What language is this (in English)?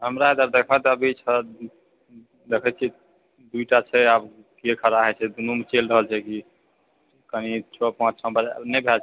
Maithili